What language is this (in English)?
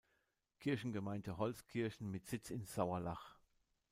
German